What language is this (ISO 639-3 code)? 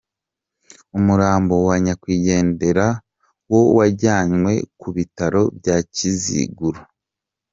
kin